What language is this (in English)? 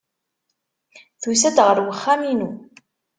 Kabyle